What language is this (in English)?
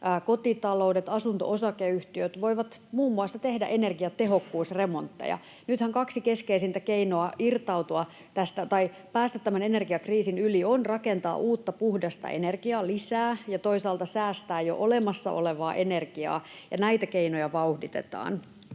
Finnish